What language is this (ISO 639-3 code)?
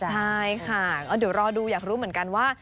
tha